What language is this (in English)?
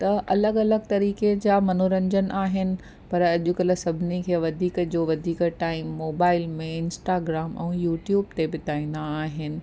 Sindhi